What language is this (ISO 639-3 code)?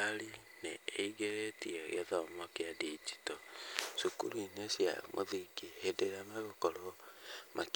kik